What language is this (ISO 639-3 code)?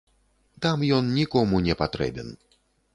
bel